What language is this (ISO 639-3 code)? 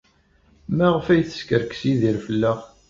kab